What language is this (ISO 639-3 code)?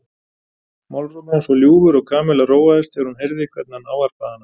isl